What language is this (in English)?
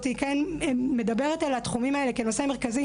Hebrew